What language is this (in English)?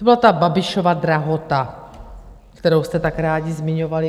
Czech